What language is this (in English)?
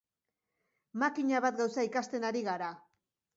Basque